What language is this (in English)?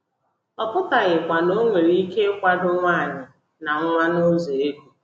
Igbo